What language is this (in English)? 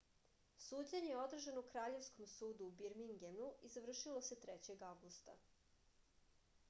Serbian